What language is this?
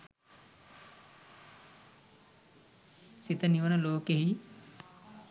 Sinhala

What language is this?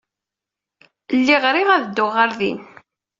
Kabyle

